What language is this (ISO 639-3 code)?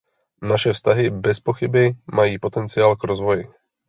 ces